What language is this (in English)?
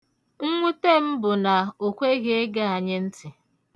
Igbo